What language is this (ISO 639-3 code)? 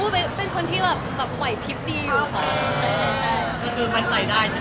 tha